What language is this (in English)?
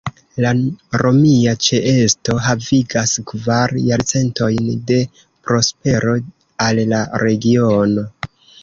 Esperanto